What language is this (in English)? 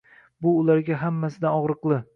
Uzbek